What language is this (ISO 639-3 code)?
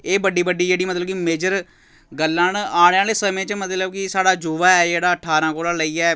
doi